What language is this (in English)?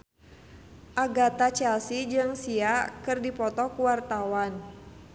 Sundanese